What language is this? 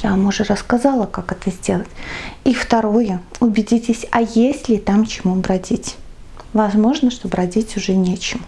Russian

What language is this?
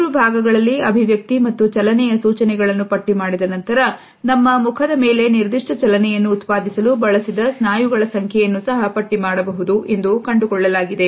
Kannada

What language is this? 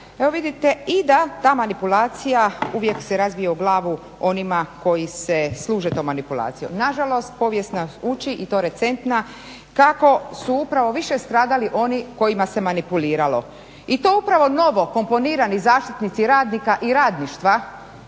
Croatian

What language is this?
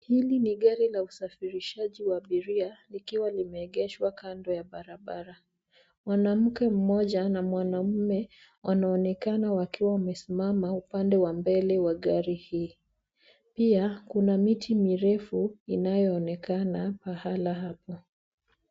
Swahili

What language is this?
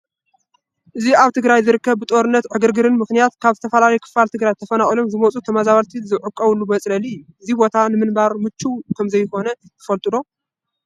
Tigrinya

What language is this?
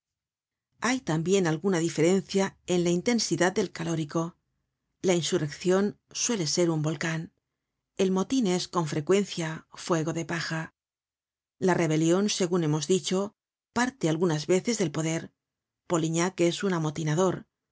Spanish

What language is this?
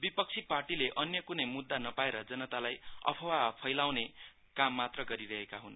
Nepali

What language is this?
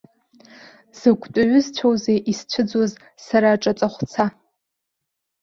Abkhazian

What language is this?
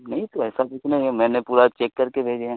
Urdu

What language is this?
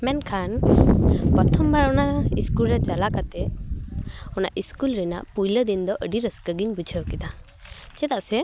Santali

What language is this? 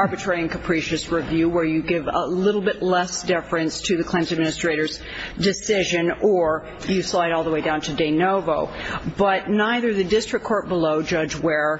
English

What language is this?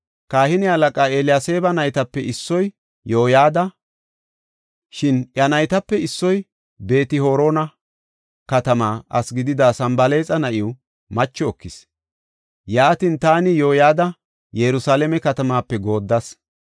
Gofa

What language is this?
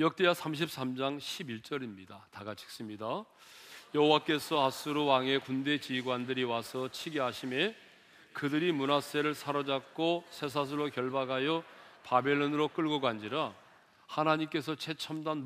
Korean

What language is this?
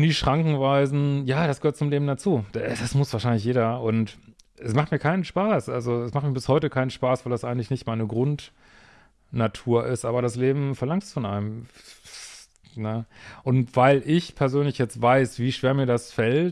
German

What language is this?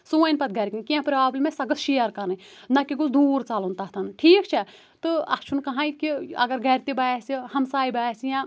Kashmiri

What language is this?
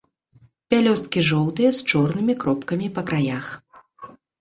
Belarusian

